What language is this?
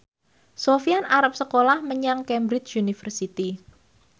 Javanese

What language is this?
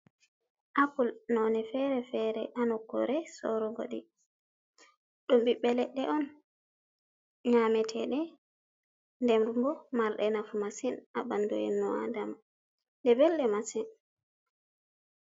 Fula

